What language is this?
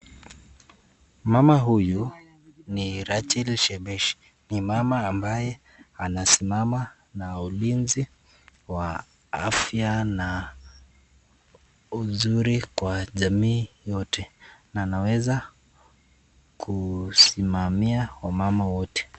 Swahili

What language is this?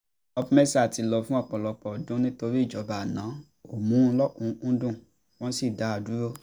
Yoruba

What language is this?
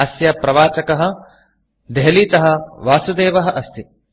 Sanskrit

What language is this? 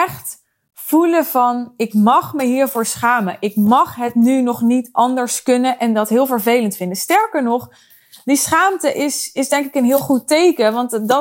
Dutch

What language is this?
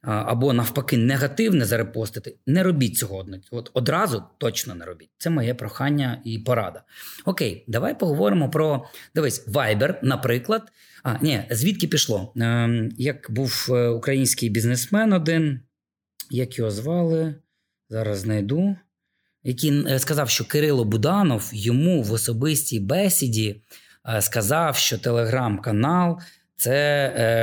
Ukrainian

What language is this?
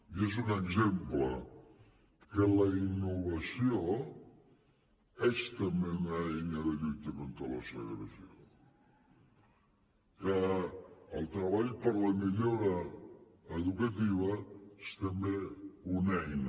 Catalan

